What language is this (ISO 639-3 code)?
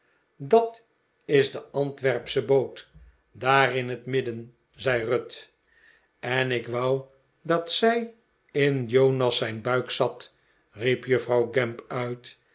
nld